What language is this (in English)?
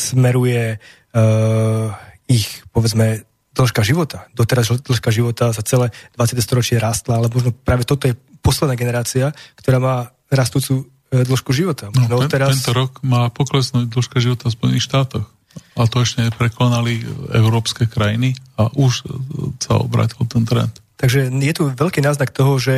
Slovak